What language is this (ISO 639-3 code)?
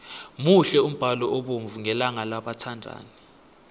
nbl